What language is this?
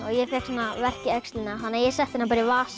Icelandic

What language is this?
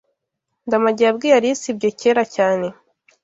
Kinyarwanda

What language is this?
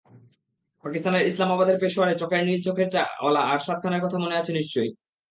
Bangla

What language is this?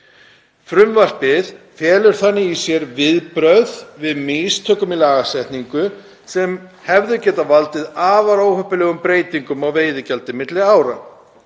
Icelandic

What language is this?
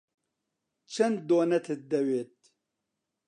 Central Kurdish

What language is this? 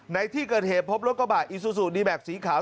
Thai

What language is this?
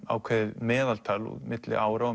Icelandic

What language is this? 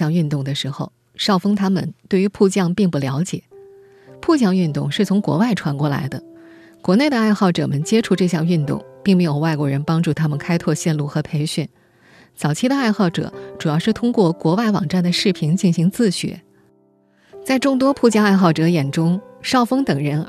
Chinese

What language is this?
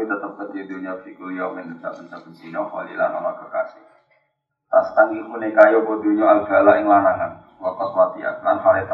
Indonesian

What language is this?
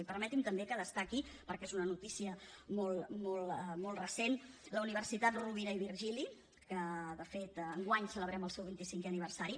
Catalan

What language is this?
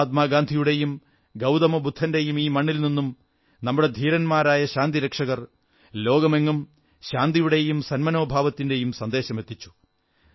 Malayalam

